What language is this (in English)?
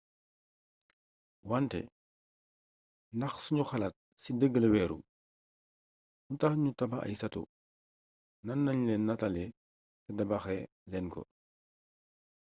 Wolof